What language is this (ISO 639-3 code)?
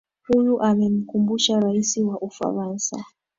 swa